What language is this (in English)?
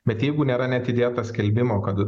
Lithuanian